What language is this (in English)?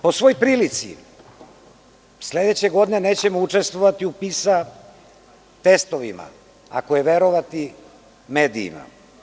Serbian